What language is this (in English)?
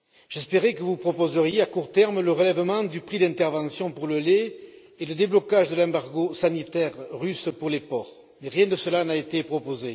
French